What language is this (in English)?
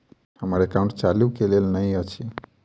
Maithili